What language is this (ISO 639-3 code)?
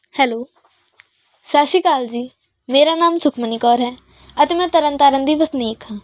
pan